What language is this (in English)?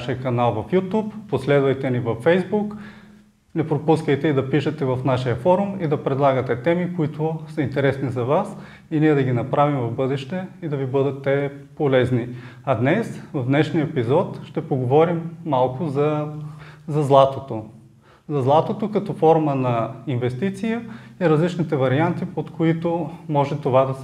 Bulgarian